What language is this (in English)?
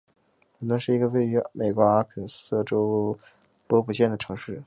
Chinese